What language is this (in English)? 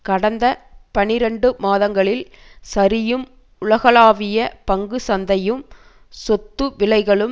Tamil